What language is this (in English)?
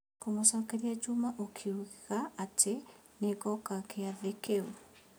Kikuyu